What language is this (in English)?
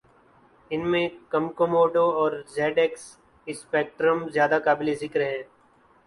Urdu